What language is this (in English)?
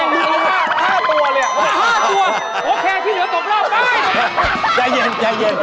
Thai